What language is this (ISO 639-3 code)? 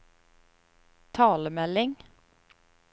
nor